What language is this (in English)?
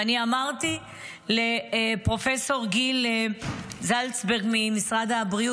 Hebrew